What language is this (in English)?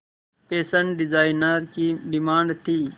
Hindi